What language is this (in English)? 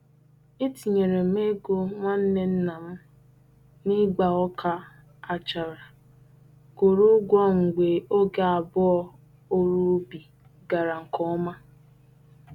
Igbo